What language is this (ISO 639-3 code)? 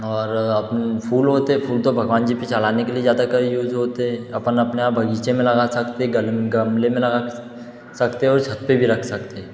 hin